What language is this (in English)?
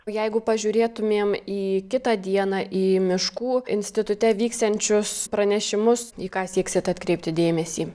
Lithuanian